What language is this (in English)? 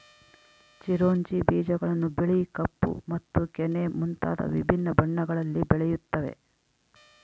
Kannada